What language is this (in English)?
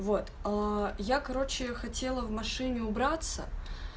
Russian